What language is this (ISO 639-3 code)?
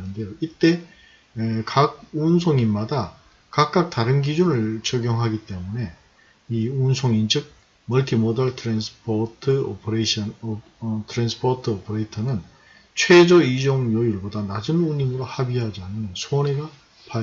kor